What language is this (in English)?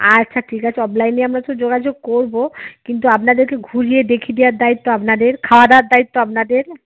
Bangla